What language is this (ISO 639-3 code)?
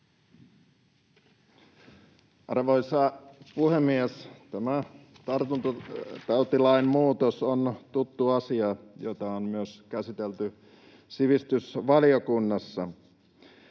fin